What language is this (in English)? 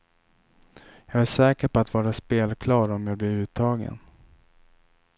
Swedish